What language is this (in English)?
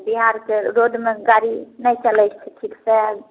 Maithili